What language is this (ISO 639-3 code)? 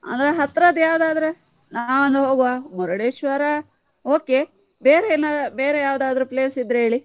kan